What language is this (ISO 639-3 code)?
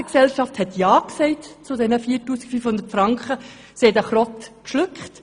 gsw